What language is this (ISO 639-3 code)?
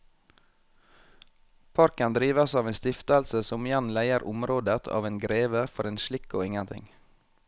nor